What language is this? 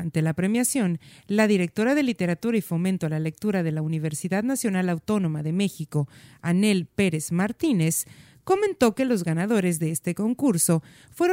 Spanish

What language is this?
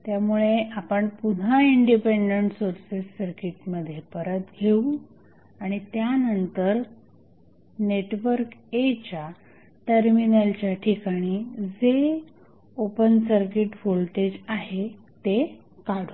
Marathi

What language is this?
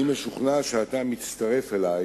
Hebrew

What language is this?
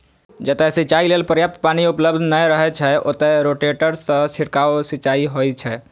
Maithili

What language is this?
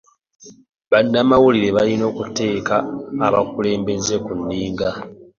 Ganda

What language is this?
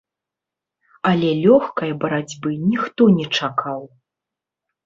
Belarusian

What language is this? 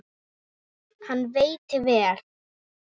Icelandic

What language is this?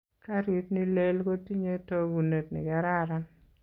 Kalenjin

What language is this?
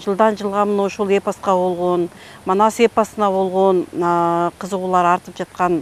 Turkish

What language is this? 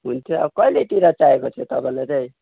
Nepali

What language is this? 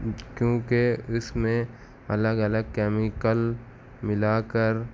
Urdu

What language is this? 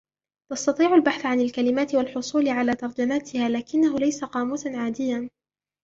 Arabic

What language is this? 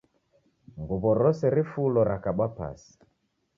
Taita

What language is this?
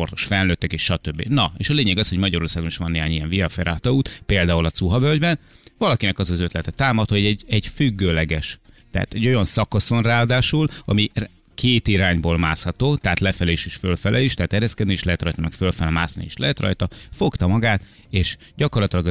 Hungarian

